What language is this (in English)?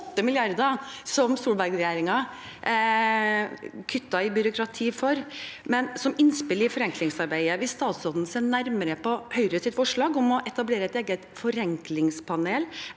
Norwegian